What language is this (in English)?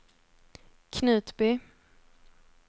Swedish